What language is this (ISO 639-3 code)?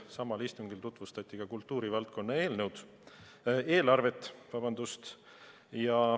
est